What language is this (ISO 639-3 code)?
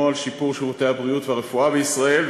heb